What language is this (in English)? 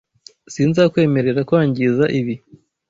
Kinyarwanda